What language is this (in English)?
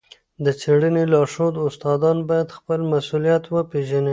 Pashto